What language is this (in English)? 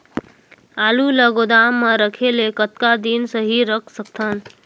Chhattisgarhi